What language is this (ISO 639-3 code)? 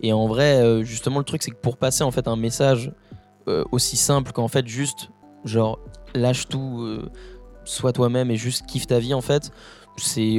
fra